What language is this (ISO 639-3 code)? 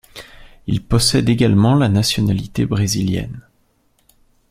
fra